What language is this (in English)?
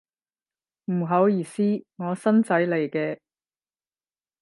Cantonese